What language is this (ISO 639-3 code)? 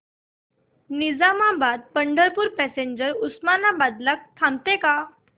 mar